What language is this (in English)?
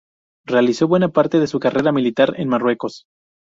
Spanish